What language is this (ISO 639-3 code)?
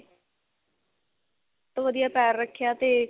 pan